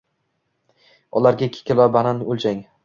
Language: Uzbek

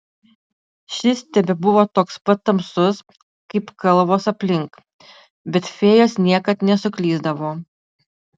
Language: Lithuanian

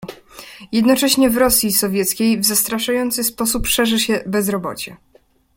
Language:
Polish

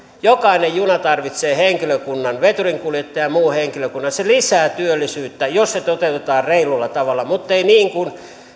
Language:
Finnish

